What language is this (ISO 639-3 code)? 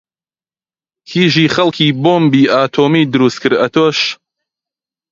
ckb